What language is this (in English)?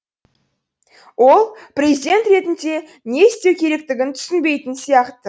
Kazakh